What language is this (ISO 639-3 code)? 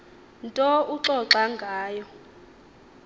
xho